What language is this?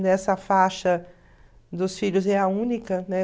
Portuguese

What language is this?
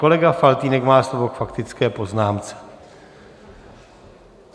Czech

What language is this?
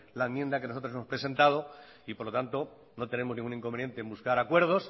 Spanish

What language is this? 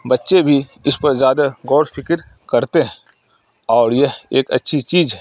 Urdu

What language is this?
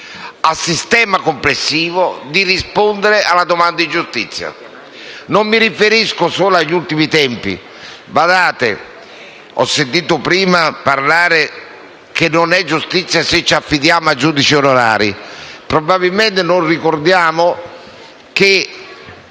Italian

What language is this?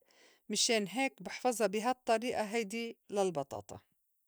North Levantine Arabic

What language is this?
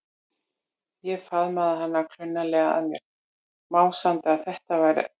Icelandic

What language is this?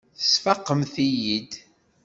Kabyle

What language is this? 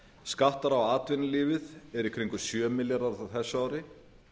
Icelandic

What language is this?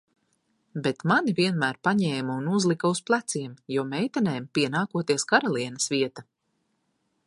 Latvian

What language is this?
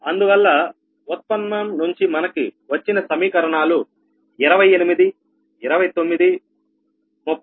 Telugu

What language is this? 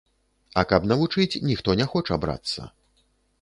Belarusian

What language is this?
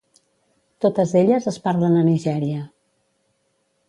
Catalan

